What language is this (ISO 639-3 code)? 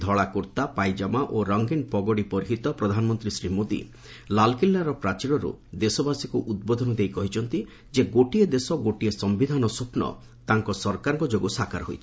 ori